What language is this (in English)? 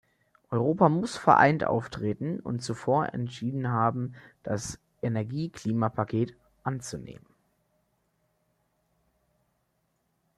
German